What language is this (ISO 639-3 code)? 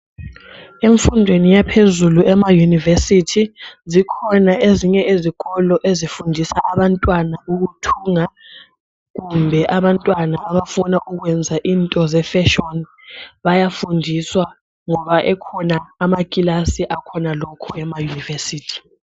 nde